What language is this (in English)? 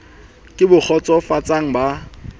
Southern Sotho